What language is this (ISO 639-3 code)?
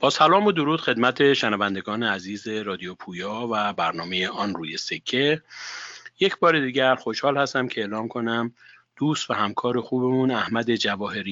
fas